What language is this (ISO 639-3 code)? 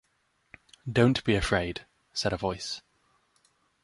eng